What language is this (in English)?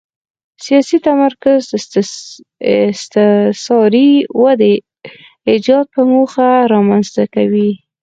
Pashto